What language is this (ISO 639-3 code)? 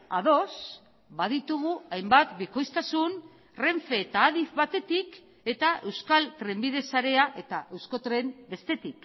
eus